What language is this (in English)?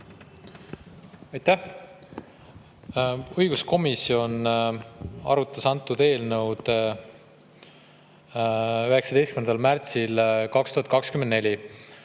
Estonian